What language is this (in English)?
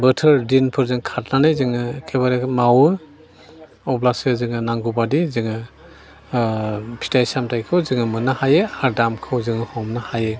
Bodo